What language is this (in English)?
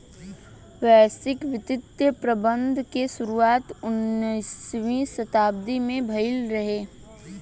Bhojpuri